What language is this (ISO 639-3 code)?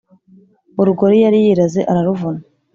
kin